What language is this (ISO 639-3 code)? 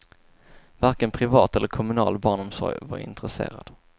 swe